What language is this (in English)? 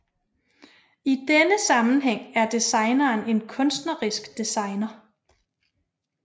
Danish